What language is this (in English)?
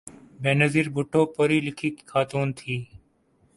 Urdu